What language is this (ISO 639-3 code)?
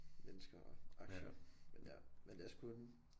dan